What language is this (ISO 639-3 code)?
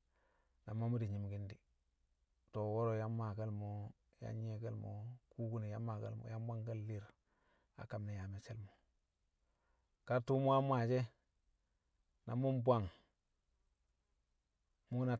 kcq